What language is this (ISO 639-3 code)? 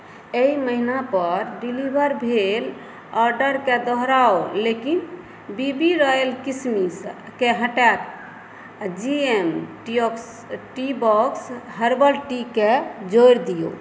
mai